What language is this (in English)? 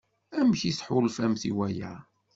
Kabyle